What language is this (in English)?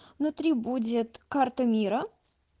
Russian